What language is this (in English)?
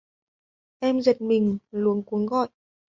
Vietnamese